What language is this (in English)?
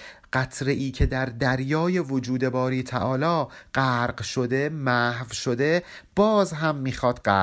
Persian